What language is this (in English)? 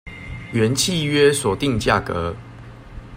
Chinese